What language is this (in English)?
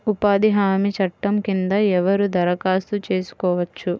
Telugu